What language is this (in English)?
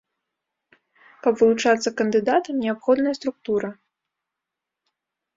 Belarusian